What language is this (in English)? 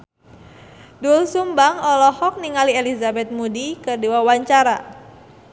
Sundanese